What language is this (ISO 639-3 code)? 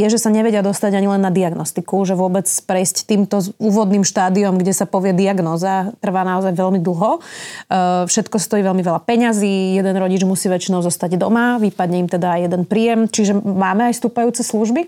slk